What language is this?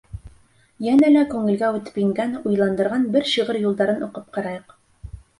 Bashkir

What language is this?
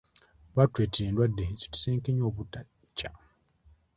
Ganda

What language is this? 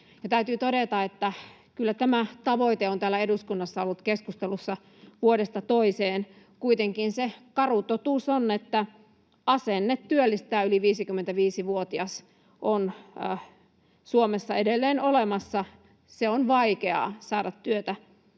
Finnish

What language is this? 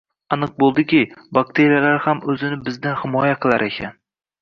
Uzbek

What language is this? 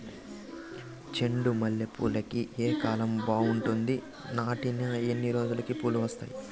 Telugu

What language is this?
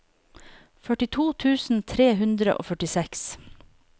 Norwegian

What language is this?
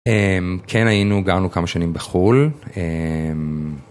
Hebrew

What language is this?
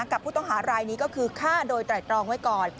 Thai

